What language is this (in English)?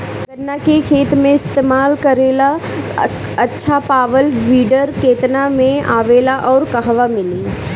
Bhojpuri